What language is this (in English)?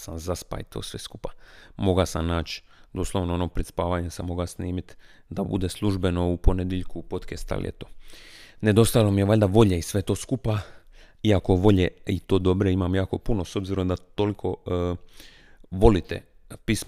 Croatian